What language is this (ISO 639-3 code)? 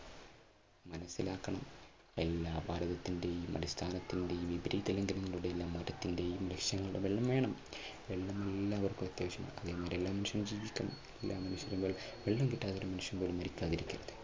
mal